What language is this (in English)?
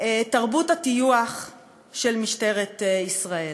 Hebrew